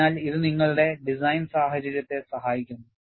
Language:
Malayalam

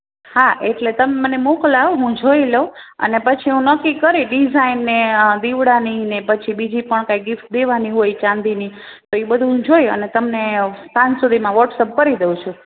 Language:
Gujarati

